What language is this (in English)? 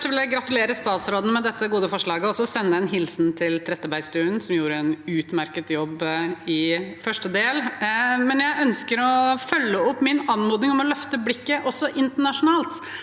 Norwegian